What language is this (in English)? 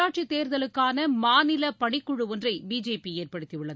Tamil